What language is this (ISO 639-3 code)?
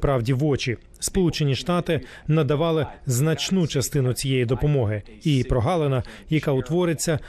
ukr